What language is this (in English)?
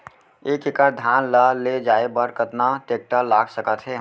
Chhattisgarhi